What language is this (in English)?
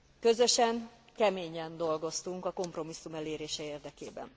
Hungarian